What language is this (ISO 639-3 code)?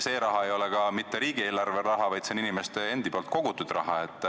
est